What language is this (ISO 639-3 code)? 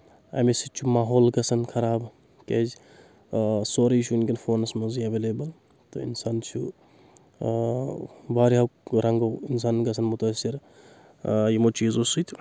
kas